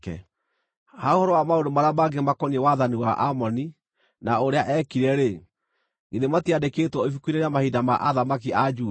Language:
Kikuyu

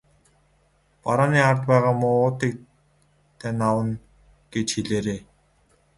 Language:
Mongolian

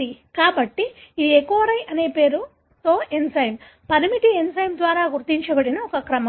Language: Telugu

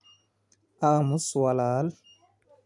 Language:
Somali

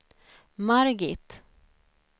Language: Swedish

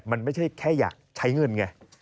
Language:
Thai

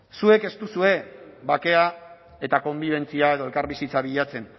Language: Basque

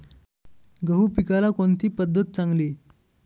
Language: Marathi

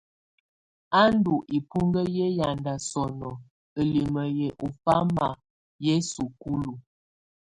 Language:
Tunen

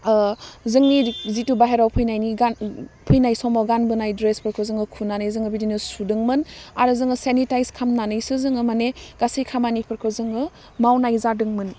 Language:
Bodo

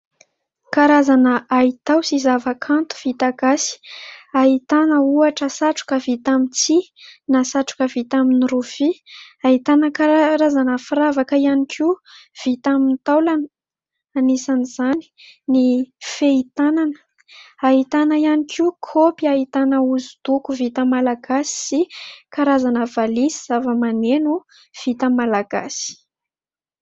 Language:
Malagasy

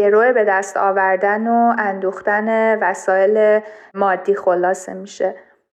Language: Persian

